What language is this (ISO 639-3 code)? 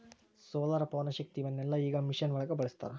kan